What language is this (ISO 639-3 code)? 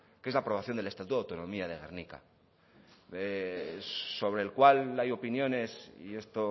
spa